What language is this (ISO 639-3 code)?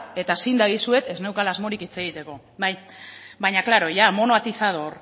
eus